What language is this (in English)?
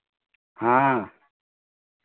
Maithili